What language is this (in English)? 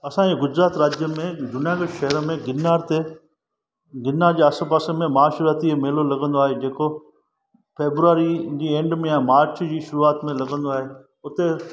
Sindhi